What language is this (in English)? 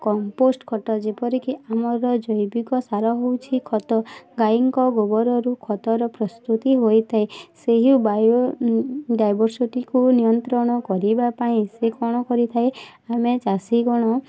Odia